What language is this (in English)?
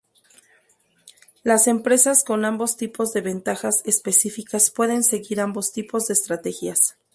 Spanish